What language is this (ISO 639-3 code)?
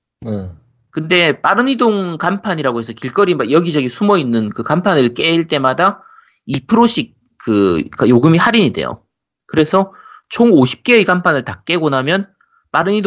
kor